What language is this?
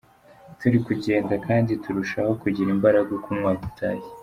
Kinyarwanda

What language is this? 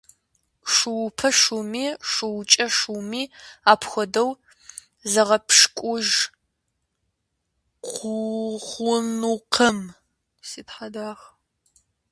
Kabardian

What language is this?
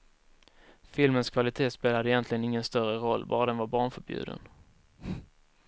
Swedish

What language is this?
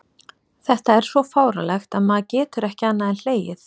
Icelandic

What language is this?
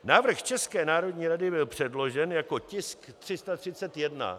Czech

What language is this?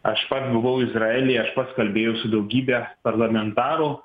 Lithuanian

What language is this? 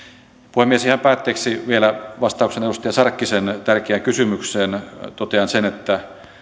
Finnish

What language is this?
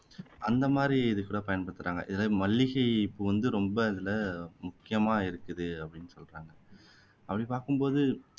Tamil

